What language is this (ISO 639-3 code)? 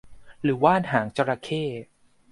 tha